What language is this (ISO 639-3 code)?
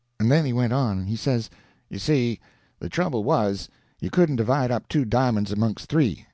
eng